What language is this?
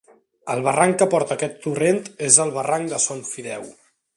Catalan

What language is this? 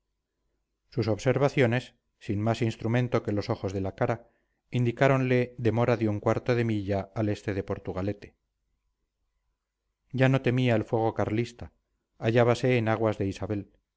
Spanish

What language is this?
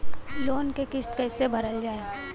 Bhojpuri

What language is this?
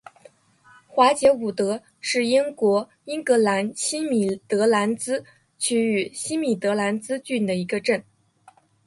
Chinese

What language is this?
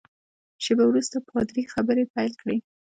Pashto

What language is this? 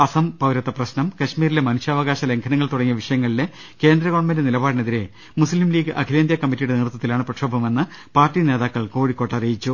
Malayalam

